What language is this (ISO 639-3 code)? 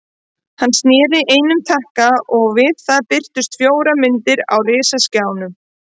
isl